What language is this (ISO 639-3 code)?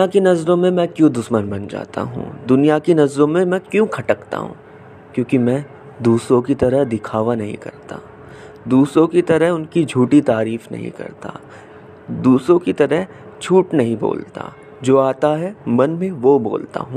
hin